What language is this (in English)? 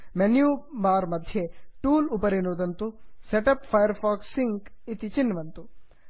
Sanskrit